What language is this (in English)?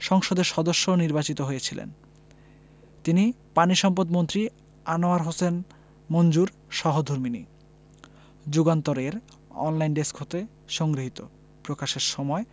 Bangla